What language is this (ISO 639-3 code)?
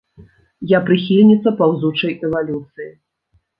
bel